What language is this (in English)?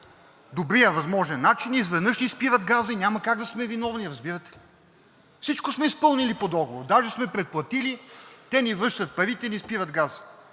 Bulgarian